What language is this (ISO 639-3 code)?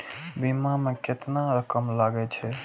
mai